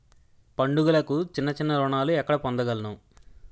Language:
Telugu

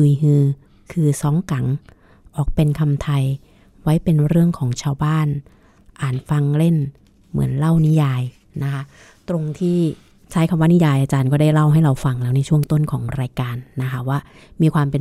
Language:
Thai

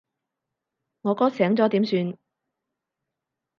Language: Cantonese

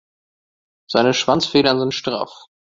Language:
German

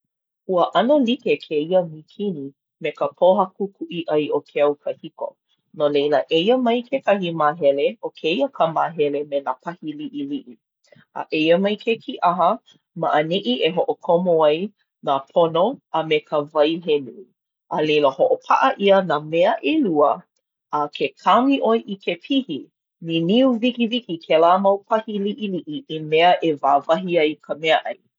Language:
Hawaiian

